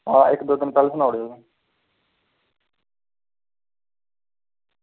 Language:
Dogri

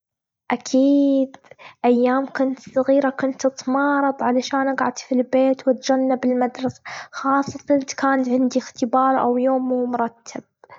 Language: Gulf Arabic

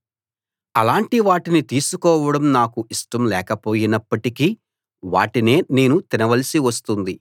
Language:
Telugu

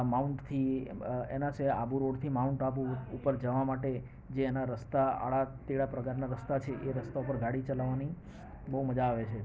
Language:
Gujarati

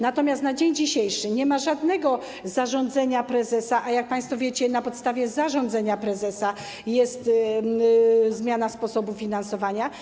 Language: Polish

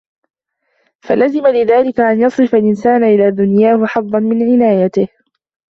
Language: Arabic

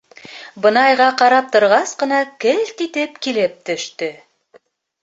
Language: Bashkir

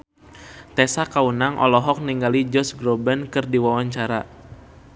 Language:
Sundanese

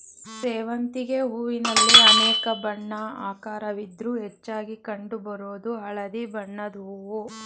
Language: Kannada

